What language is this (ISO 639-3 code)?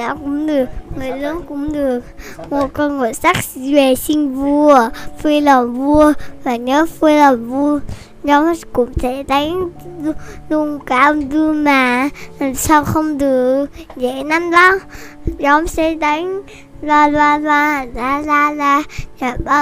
vie